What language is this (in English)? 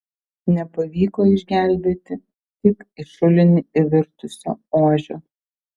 Lithuanian